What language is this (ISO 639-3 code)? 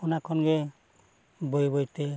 sat